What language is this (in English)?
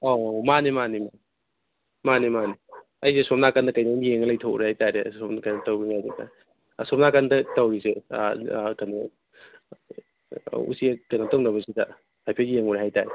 Manipuri